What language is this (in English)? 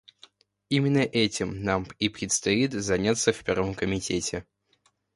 Russian